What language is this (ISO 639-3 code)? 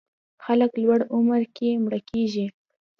pus